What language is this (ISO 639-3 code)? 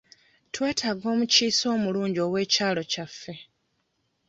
lug